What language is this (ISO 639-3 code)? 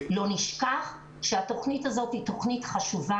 heb